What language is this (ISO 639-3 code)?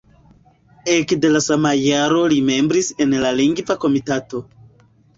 epo